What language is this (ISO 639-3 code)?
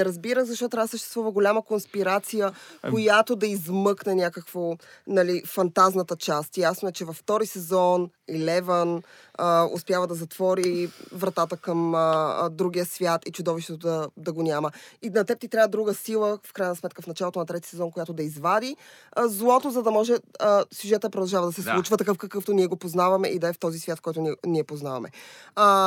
bul